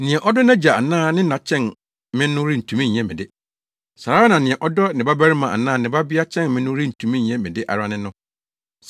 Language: Akan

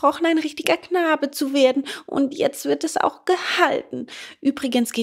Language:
German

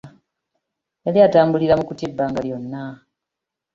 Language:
Ganda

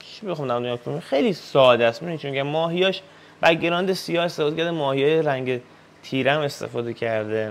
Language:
Persian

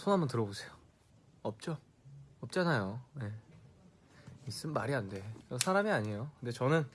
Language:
Korean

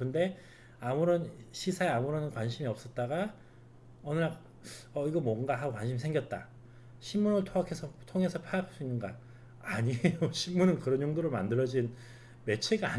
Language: Korean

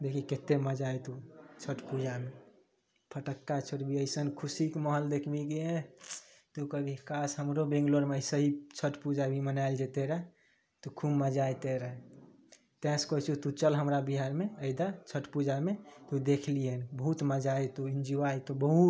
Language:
Maithili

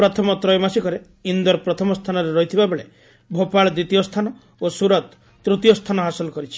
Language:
Odia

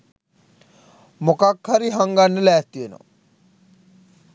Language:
Sinhala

